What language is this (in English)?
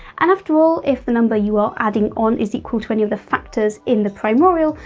English